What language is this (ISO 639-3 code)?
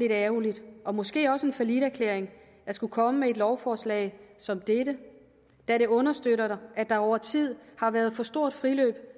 dan